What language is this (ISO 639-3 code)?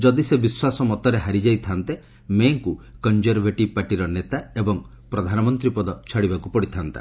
ori